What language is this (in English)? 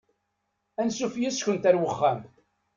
Kabyle